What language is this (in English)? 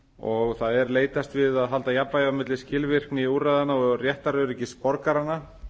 Icelandic